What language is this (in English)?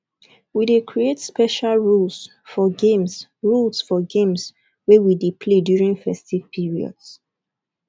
Nigerian Pidgin